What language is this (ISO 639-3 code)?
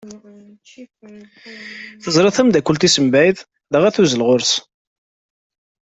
kab